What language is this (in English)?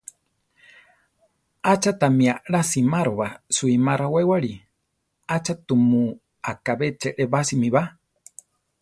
Central Tarahumara